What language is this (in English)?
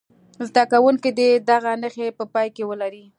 Pashto